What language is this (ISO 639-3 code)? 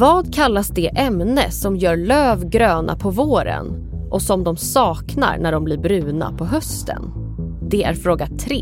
swe